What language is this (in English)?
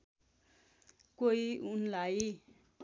Nepali